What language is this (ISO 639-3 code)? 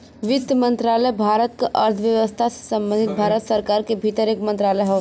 bho